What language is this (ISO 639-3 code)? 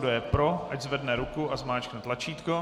ces